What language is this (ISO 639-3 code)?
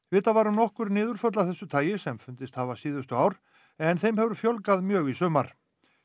isl